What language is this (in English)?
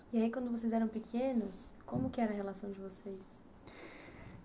Portuguese